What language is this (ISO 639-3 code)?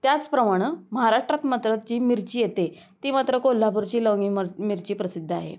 mar